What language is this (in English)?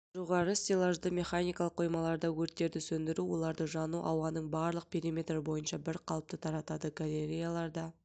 Kazakh